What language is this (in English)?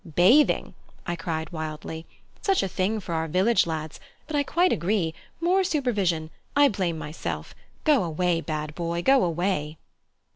English